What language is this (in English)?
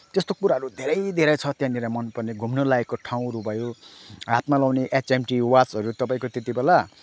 Nepali